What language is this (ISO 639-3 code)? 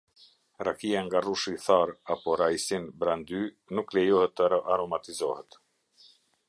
sqi